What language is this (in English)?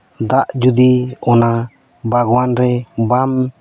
Santali